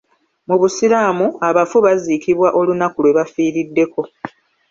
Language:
Ganda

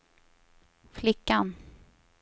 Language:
Swedish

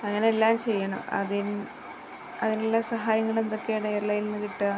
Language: Malayalam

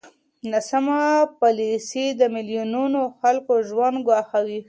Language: Pashto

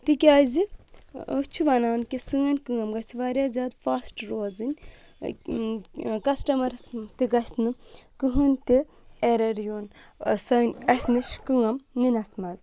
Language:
Kashmiri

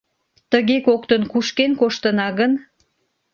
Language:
Mari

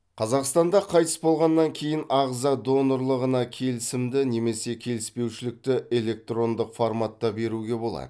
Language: Kazakh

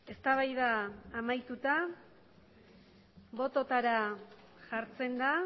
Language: Basque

